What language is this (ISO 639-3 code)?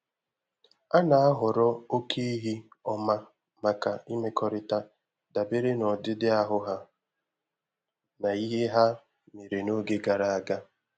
ibo